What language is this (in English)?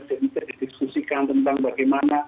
Indonesian